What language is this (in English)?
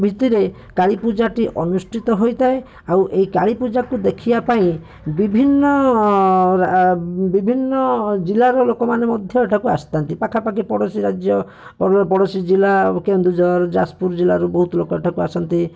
Odia